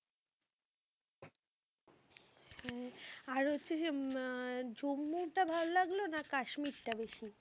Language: Bangla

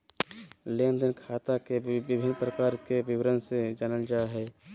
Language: Magahi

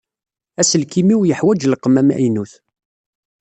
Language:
Kabyle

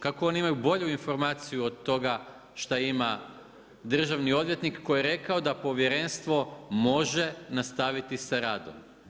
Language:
Croatian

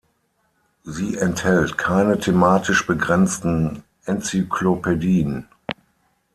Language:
German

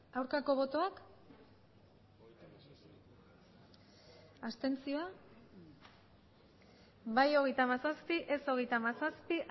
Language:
Basque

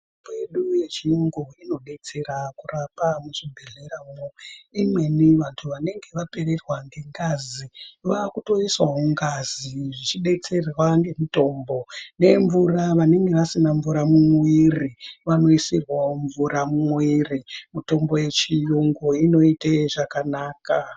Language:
Ndau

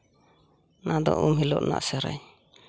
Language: Santali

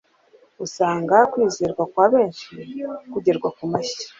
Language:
Kinyarwanda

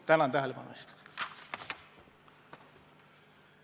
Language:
Estonian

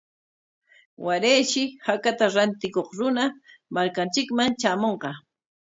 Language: Corongo Ancash Quechua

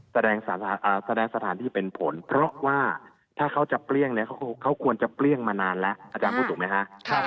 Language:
Thai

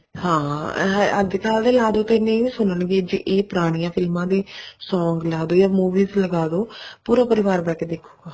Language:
Punjabi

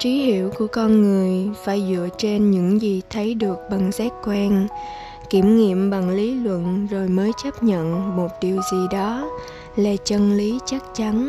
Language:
Vietnamese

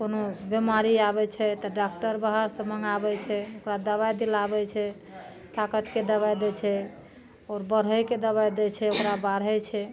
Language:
Maithili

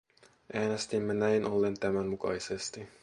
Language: Finnish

